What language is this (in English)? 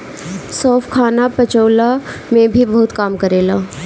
Bhojpuri